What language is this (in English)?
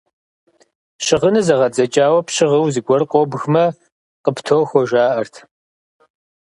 Kabardian